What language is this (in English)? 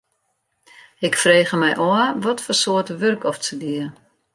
Western Frisian